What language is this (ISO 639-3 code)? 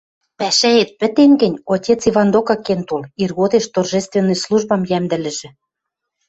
mrj